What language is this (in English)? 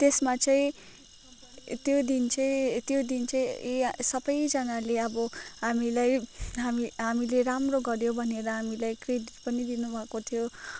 Nepali